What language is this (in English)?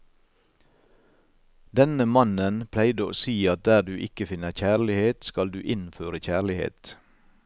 Norwegian